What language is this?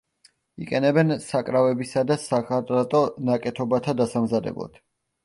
Georgian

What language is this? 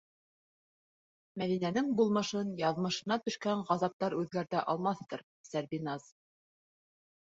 Bashkir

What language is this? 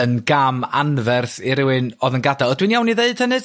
Welsh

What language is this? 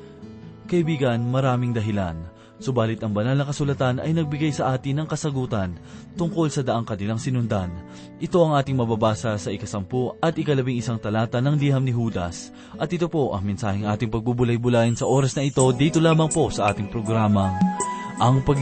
Filipino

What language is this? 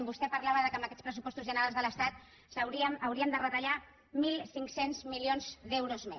Catalan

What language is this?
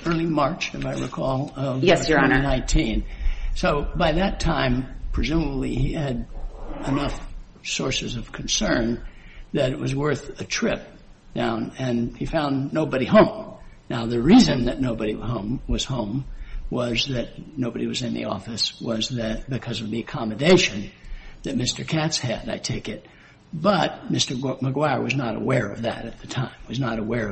English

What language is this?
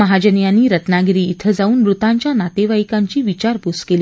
Marathi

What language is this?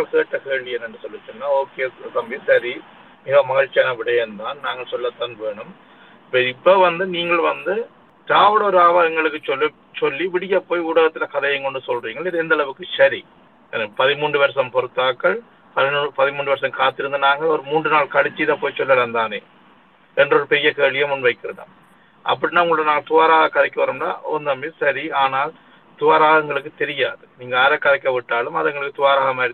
Tamil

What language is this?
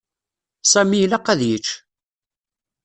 Kabyle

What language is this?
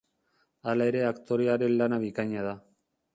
Basque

